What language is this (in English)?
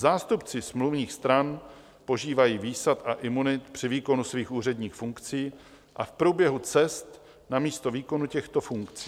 Czech